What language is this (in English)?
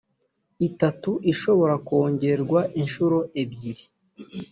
Kinyarwanda